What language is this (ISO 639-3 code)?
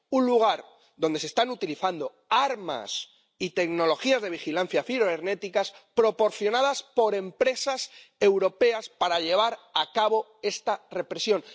spa